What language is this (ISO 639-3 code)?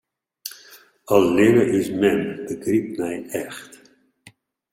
fry